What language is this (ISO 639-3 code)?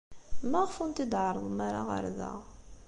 kab